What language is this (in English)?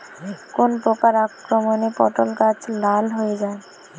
Bangla